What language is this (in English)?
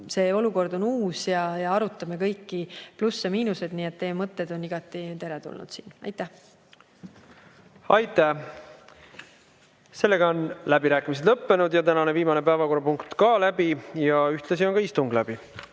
Estonian